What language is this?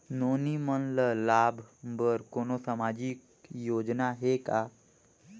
Chhattisgarhi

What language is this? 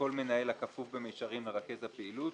Hebrew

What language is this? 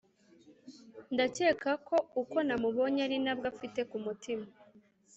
Kinyarwanda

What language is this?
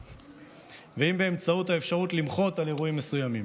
Hebrew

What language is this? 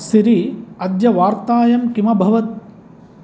Sanskrit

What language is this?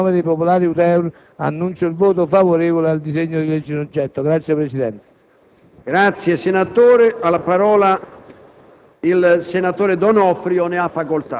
Italian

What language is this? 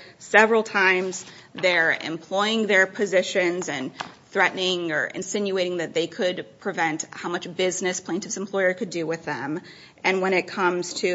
English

